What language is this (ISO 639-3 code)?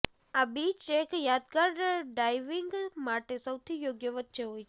guj